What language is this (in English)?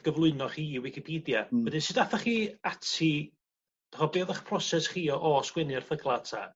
Welsh